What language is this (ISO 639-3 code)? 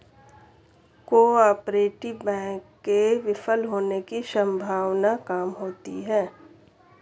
hin